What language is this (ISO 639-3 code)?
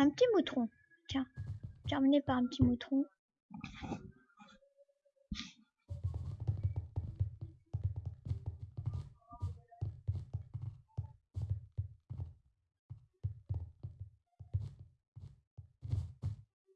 fra